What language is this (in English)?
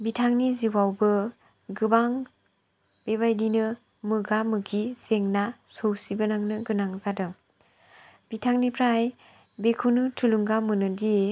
Bodo